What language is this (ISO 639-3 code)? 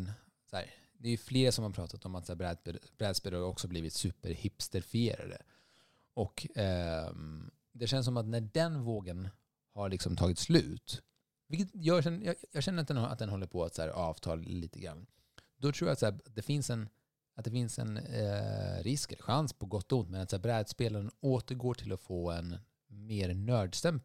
swe